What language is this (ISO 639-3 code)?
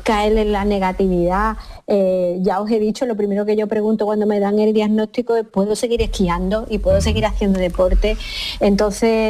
spa